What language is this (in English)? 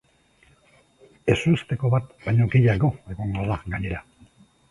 Basque